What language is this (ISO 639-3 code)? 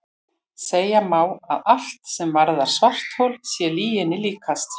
isl